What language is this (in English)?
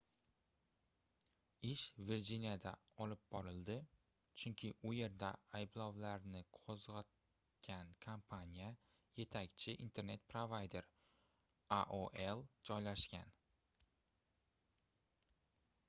Uzbek